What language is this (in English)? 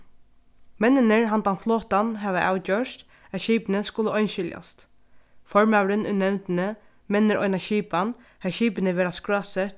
Faroese